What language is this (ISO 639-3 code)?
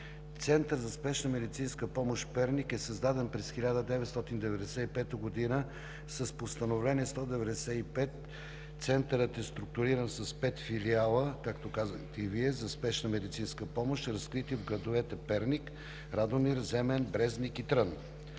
bul